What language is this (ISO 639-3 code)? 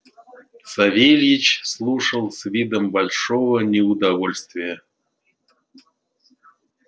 rus